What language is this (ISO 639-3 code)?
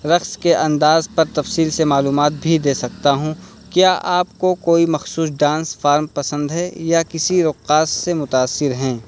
urd